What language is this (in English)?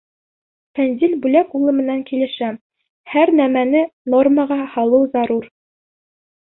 Bashkir